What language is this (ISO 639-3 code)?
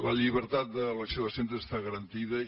cat